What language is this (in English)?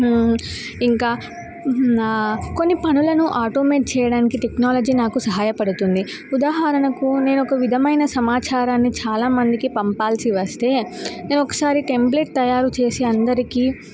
Telugu